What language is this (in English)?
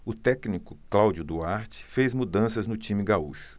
Portuguese